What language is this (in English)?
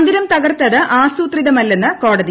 Malayalam